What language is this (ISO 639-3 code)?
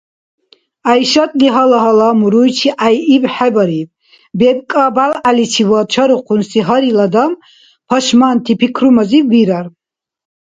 dar